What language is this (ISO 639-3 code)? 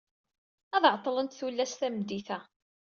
kab